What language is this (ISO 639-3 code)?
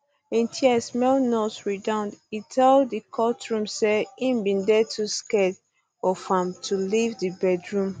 pcm